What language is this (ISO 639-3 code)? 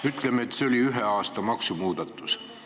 est